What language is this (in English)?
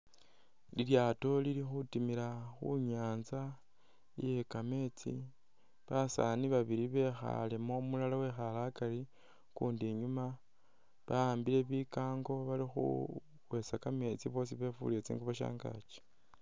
Masaaba